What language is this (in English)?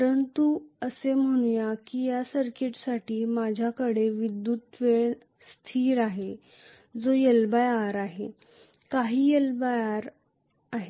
Marathi